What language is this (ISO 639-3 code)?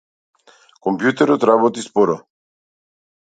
mkd